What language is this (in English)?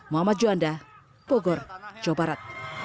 Indonesian